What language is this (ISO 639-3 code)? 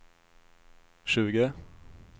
swe